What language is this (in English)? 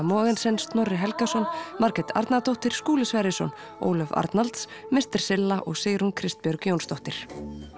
Icelandic